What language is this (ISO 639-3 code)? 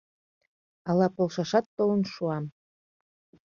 chm